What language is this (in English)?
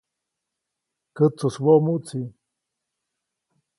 Copainalá Zoque